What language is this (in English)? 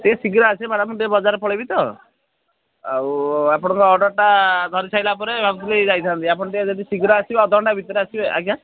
Odia